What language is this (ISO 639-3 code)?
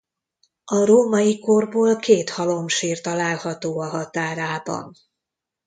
hun